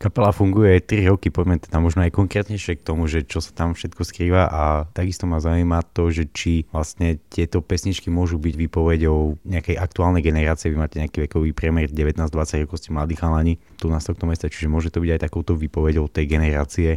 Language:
Slovak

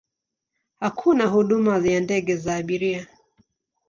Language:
Swahili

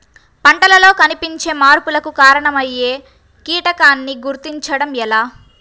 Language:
Telugu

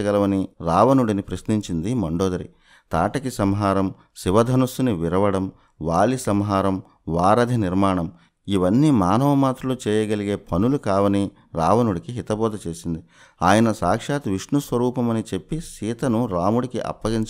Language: Arabic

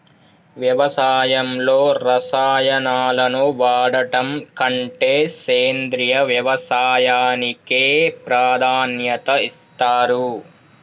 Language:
Telugu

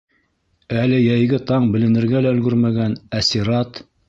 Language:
Bashkir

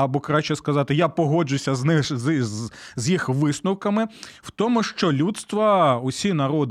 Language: Ukrainian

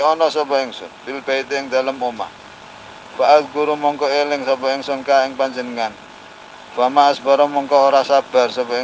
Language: Arabic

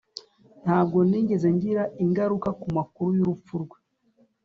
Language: Kinyarwanda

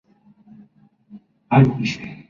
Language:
Spanish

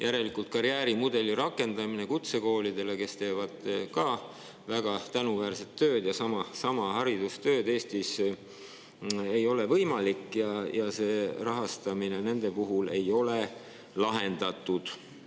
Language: Estonian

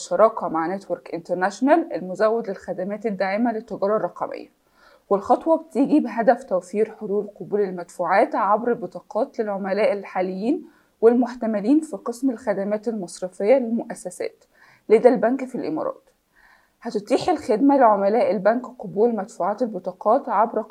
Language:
Arabic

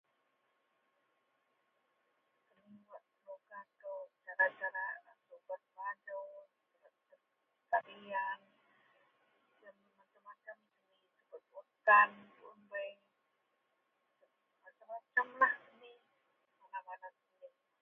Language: Central Melanau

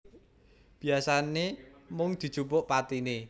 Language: Javanese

